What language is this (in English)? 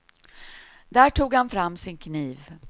Swedish